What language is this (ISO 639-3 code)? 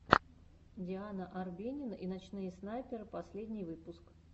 rus